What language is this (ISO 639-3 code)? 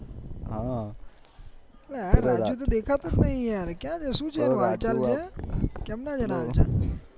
guj